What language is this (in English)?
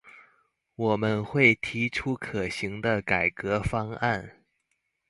Chinese